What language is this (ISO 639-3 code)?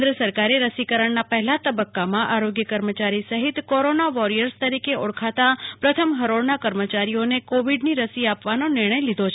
guj